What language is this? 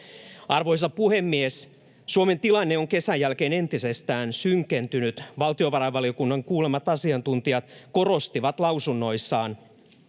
Finnish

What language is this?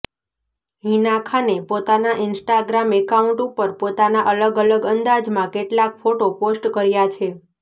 Gujarati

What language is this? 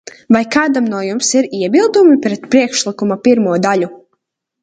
Latvian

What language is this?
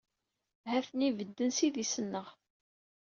Kabyle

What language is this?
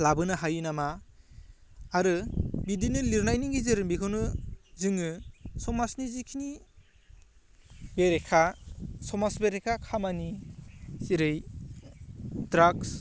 Bodo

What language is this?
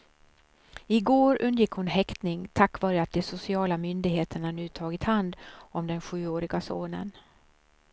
Swedish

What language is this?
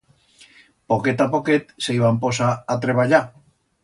Aragonese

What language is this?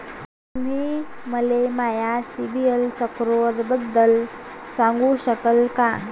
Marathi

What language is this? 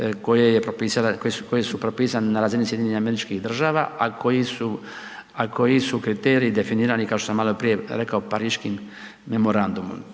Croatian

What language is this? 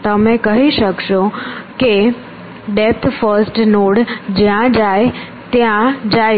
Gujarati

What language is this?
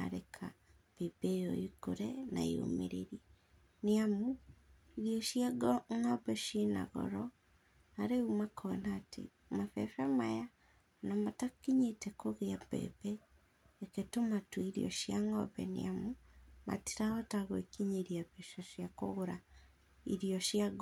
Kikuyu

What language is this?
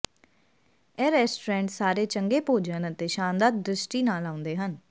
Punjabi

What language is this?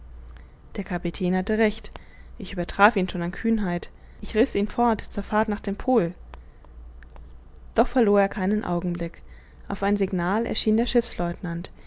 German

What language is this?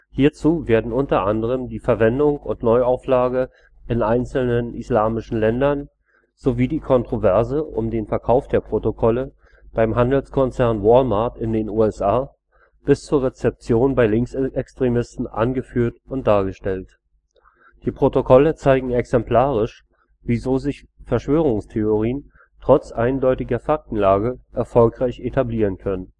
German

